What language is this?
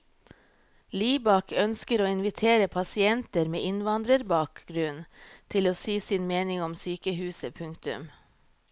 Norwegian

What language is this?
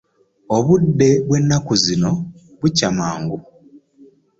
Ganda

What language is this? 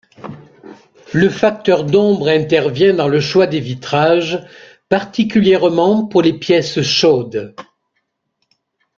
French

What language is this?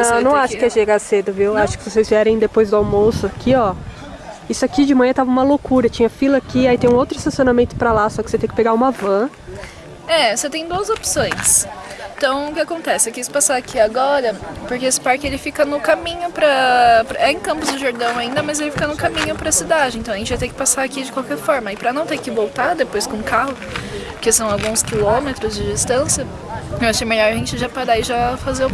Portuguese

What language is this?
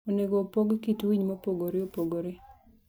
Luo (Kenya and Tanzania)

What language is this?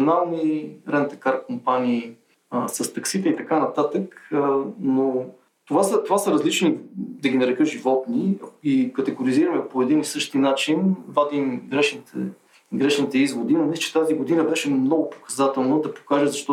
Bulgarian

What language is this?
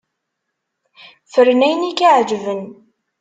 Kabyle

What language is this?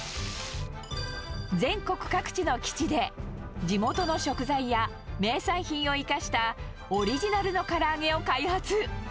Japanese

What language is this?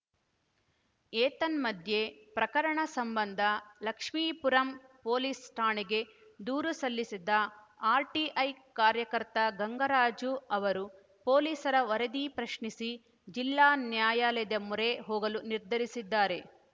Kannada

